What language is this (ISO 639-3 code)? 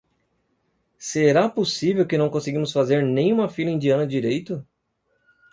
por